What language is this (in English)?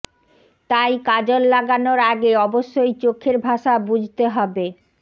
Bangla